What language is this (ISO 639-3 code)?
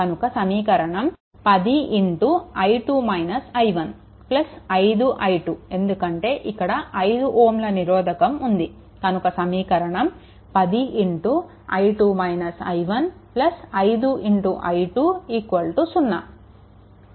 tel